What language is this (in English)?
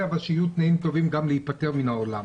Hebrew